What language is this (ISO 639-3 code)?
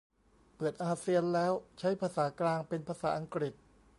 tha